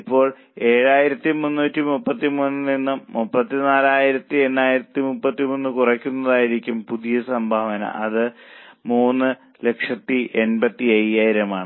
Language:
Malayalam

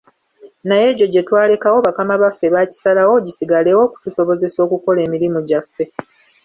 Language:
Ganda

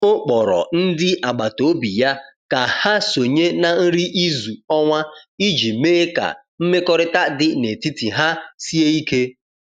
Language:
Igbo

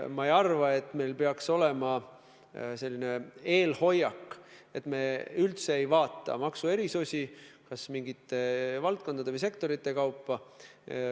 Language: Estonian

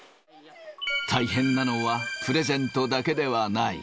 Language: Japanese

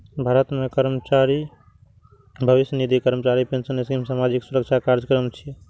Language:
Maithili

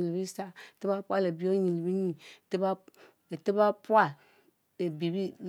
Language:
Mbe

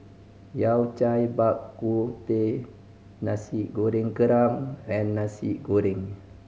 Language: English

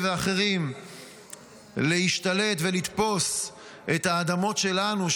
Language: Hebrew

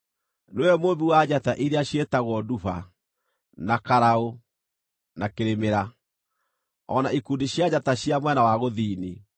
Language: Kikuyu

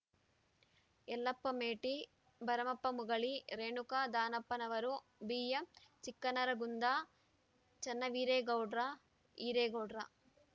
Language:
Kannada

